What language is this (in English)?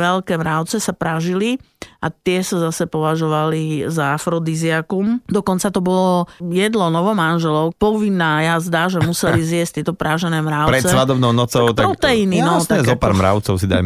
Slovak